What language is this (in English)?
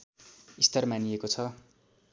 Nepali